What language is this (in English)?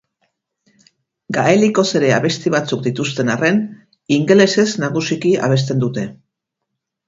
Basque